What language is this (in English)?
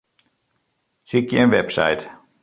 Western Frisian